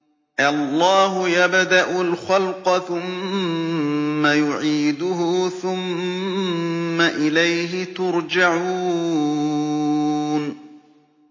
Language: Arabic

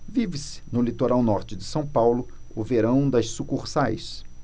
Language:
Portuguese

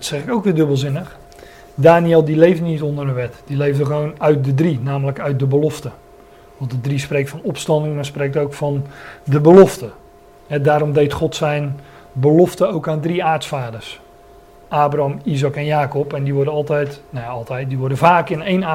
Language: Dutch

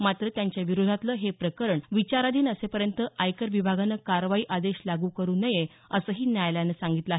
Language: Marathi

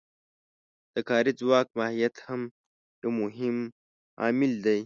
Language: Pashto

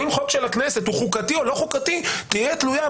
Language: Hebrew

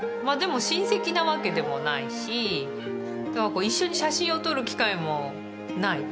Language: Japanese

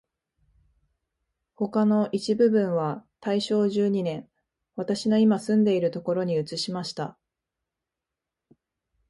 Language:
Japanese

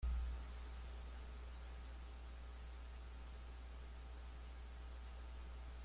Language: Spanish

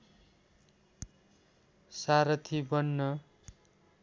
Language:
Nepali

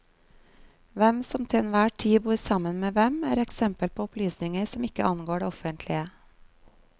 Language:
Norwegian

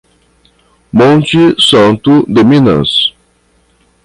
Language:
Portuguese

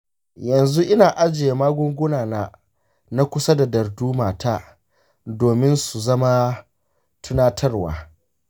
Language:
Hausa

